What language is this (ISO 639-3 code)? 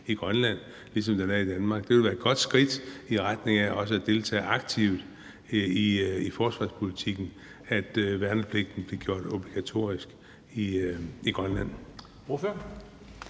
dan